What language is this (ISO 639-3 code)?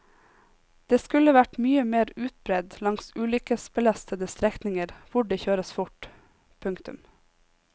nor